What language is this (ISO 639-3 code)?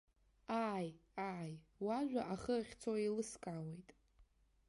abk